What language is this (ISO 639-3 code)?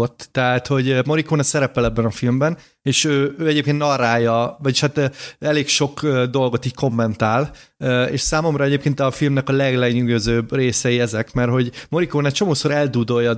hun